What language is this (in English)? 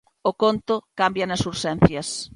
Galician